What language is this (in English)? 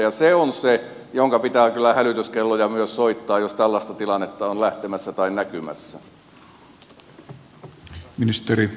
Finnish